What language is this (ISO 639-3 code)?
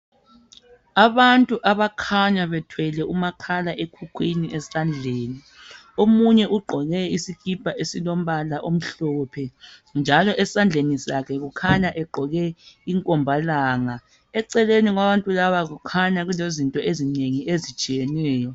nde